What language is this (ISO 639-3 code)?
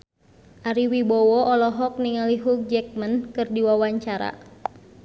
sun